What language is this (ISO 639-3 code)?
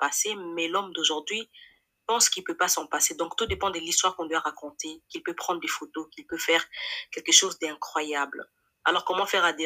fra